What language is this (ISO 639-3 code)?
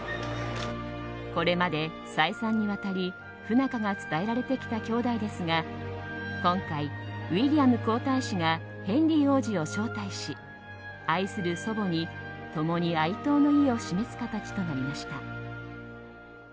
jpn